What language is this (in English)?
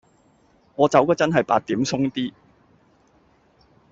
Cantonese